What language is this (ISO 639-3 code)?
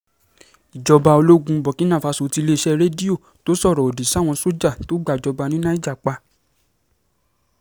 yor